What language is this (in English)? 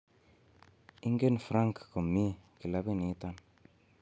Kalenjin